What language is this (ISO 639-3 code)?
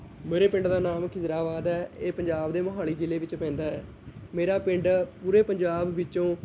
pan